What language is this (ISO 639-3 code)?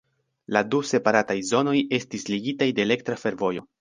epo